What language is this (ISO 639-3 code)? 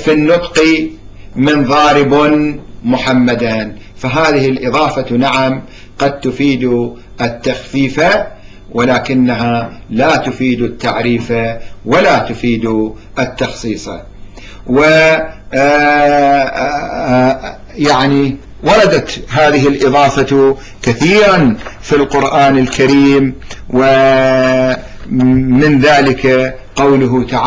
ara